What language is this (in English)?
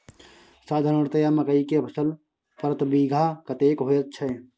Maithili